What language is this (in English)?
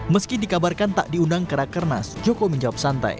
Indonesian